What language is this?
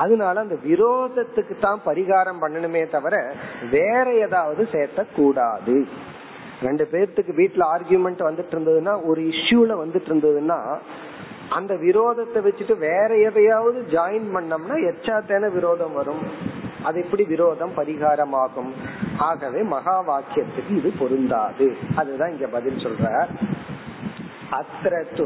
Tamil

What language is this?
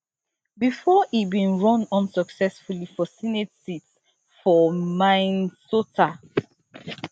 Nigerian Pidgin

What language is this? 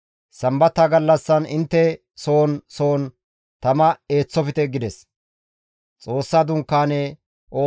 Gamo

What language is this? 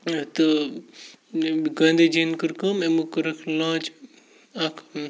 Kashmiri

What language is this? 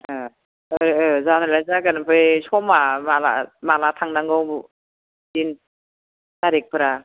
Bodo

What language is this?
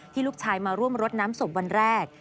Thai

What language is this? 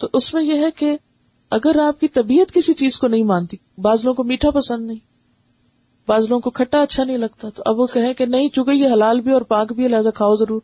Urdu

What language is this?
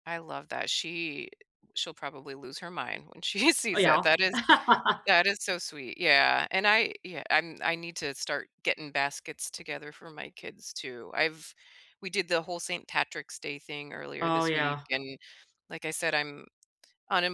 English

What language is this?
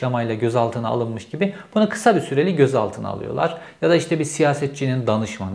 Turkish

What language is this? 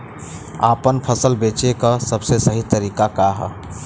Bhojpuri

